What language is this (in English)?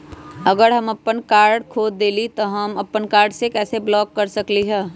Magahi